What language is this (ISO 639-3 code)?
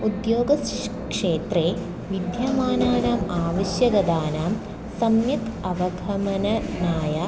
san